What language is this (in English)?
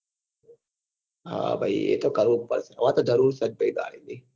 Gujarati